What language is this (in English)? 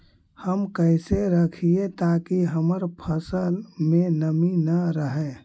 Magahi